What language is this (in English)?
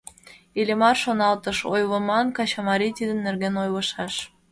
Mari